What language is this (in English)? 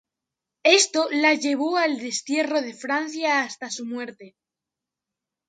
Spanish